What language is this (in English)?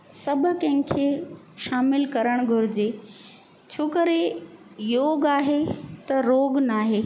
Sindhi